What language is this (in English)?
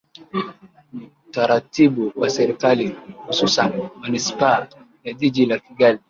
Swahili